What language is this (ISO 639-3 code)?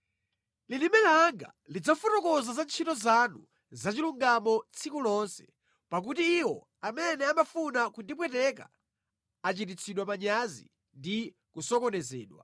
nya